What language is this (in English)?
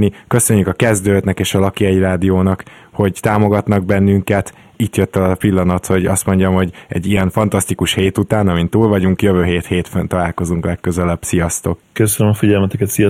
Hungarian